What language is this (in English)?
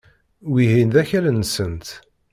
Kabyle